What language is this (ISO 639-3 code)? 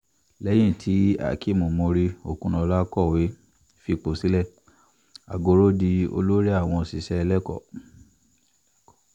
yor